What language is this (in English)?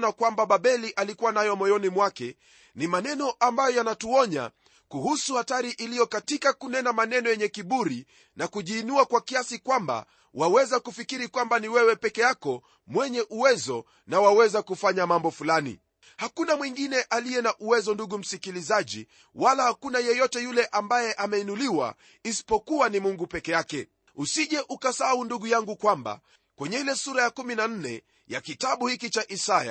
Swahili